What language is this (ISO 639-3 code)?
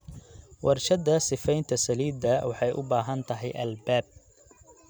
som